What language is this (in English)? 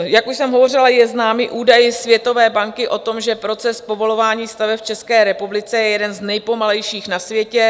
Czech